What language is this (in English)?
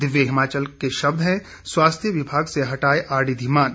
Hindi